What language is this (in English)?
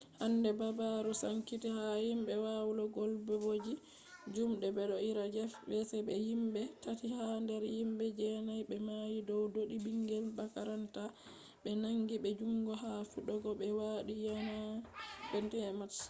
Fula